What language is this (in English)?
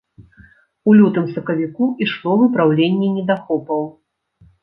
Belarusian